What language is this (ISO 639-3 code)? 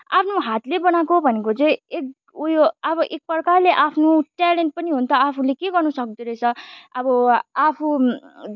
nep